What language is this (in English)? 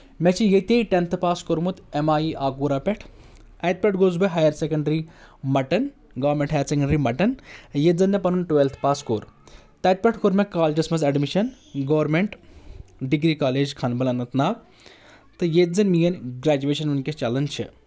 Kashmiri